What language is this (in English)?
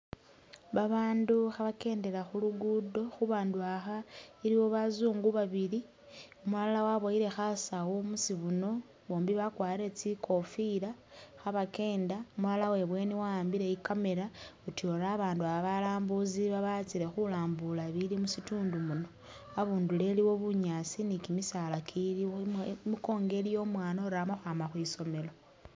Masaaba